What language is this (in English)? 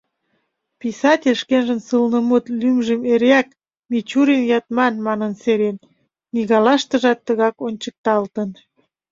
Mari